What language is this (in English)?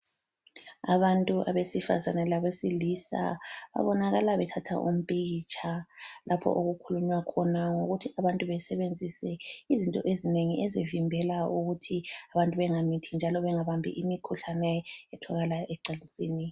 North Ndebele